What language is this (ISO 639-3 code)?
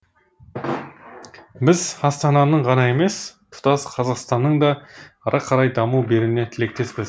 kaz